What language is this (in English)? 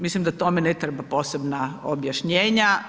Croatian